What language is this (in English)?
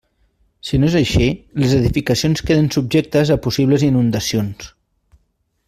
Catalan